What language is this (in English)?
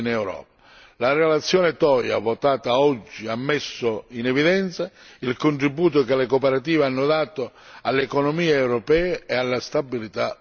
Italian